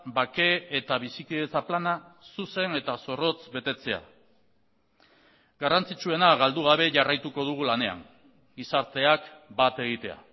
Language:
Basque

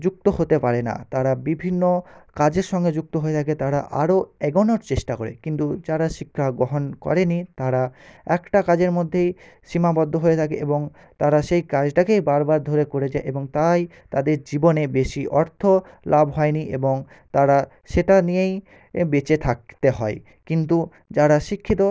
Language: Bangla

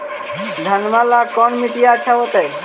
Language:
Magahi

